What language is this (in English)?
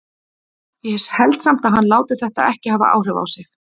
Icelandic